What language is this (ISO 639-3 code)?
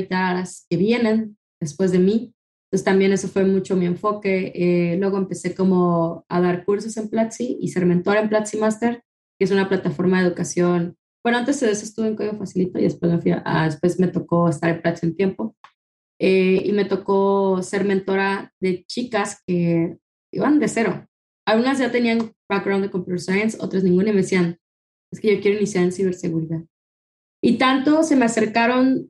spa